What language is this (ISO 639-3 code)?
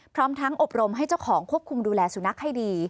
tha